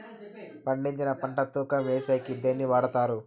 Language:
Telugu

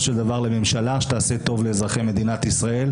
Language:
Hebrew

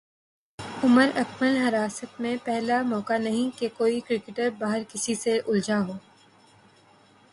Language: Urdu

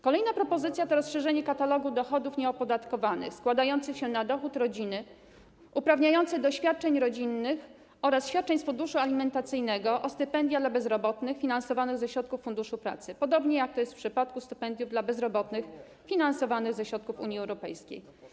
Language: Polish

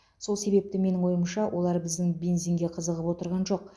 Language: Kazakh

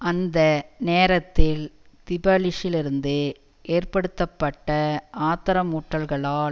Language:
Tamil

